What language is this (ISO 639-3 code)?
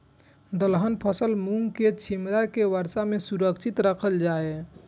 mai